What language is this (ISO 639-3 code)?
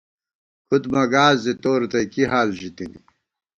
gwt